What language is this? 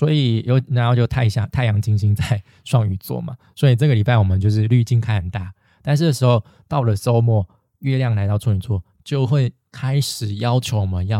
Chinese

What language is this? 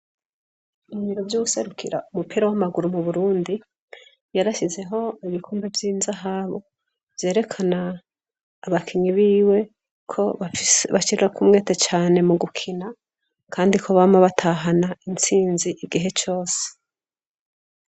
Rundi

